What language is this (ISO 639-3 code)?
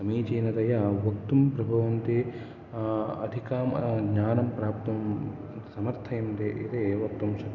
san